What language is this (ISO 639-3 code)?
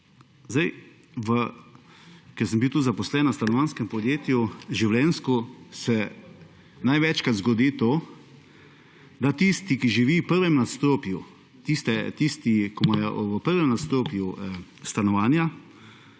slv